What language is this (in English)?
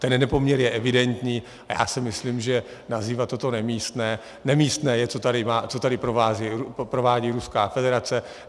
Czech